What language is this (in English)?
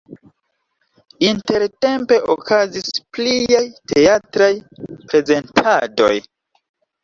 Esperanto